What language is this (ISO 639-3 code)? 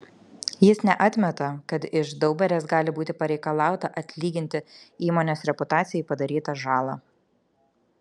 lit